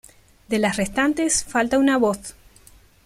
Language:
Spanish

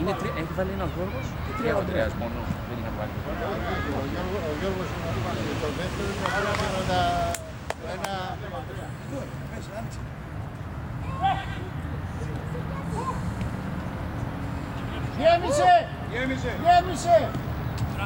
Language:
Greek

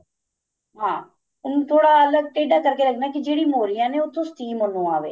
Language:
Punjabi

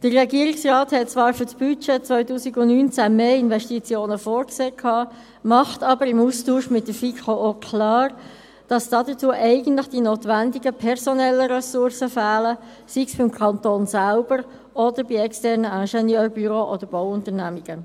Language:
Swiss German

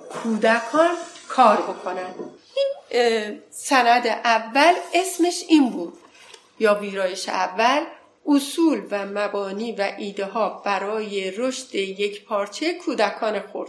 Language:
Persian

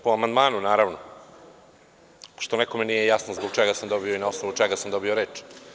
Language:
Serbian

